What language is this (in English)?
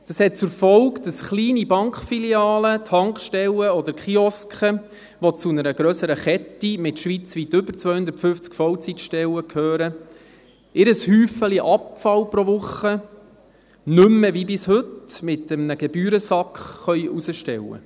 Swiss German